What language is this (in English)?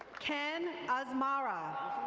English